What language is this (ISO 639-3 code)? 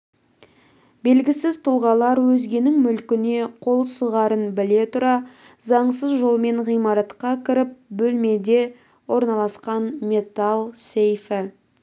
kaz